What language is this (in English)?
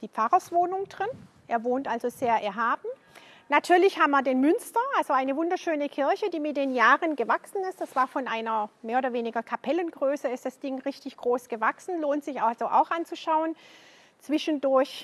German